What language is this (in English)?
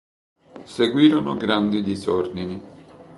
Italian